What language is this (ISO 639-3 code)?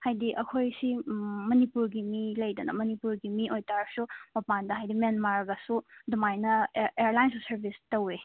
mni